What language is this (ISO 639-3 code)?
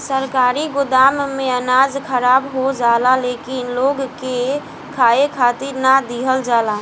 bho